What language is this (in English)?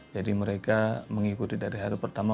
Indonesian